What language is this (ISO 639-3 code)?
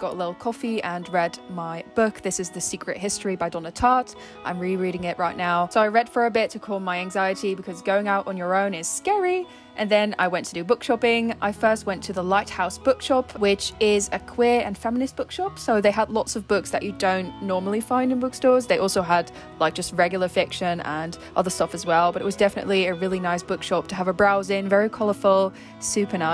eng